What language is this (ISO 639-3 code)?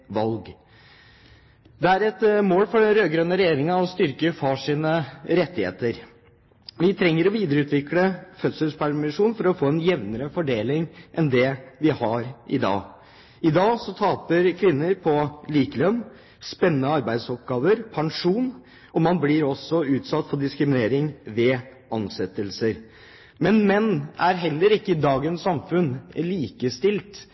nob